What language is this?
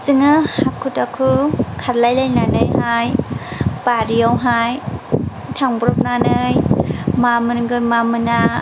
Bodo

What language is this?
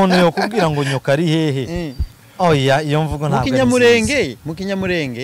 Korean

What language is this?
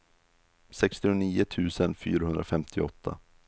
Swedish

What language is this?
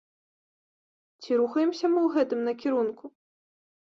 Belarusian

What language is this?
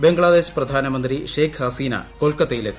Malayalam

